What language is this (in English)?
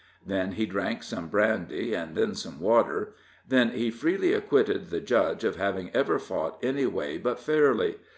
English